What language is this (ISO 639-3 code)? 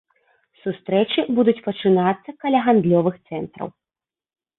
bel